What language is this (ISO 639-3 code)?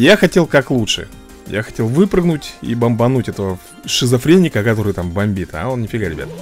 rus